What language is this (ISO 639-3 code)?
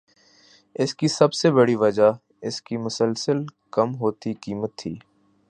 urd